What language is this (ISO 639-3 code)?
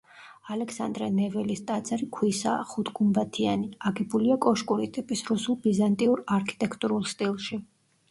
kat